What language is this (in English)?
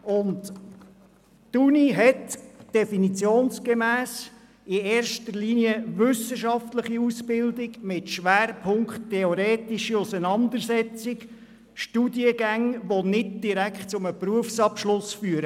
Swiss German